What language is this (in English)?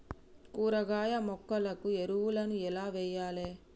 Telugu